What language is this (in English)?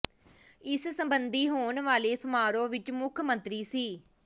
Punjabi